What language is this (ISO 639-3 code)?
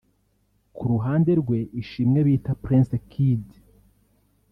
kin